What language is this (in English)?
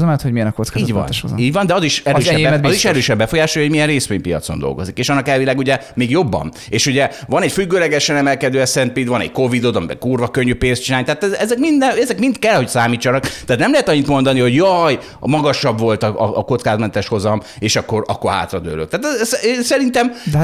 Hungarian